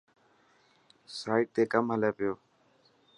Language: Dhatki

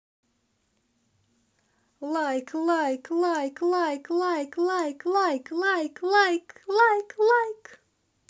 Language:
Russian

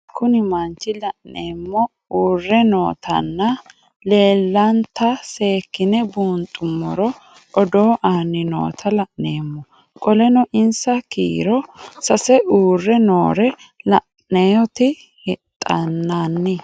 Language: Sidamo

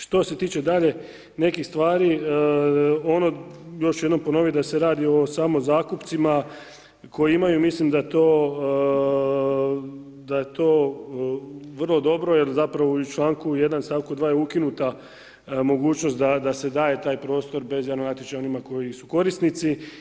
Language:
Croatian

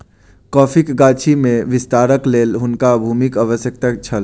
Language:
Maithili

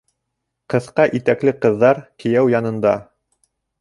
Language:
Bashkir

